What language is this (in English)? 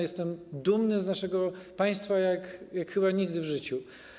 Polish